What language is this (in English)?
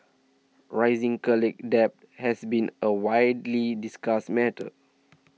English